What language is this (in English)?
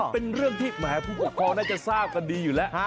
Thai